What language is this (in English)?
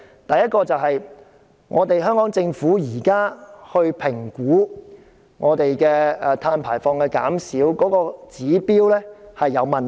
Cantonese